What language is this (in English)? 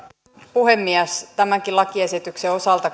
Finnish